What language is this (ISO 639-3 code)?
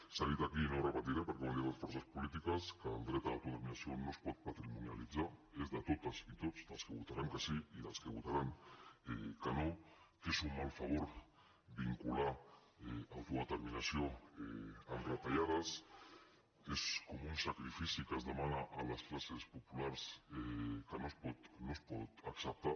cat